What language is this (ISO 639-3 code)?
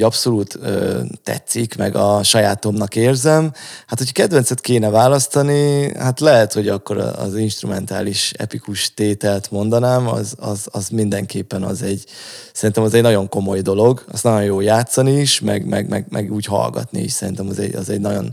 hun